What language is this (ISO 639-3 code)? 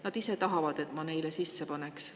est